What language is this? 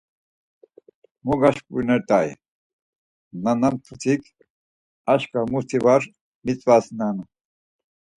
Laz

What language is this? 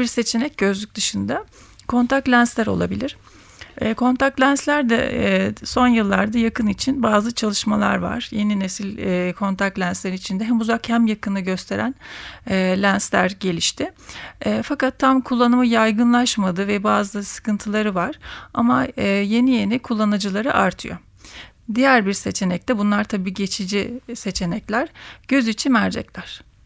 Turkish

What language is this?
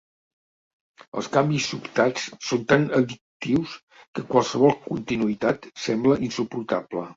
Catalan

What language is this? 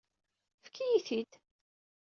Kabyle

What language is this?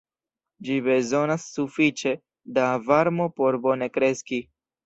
Esperanto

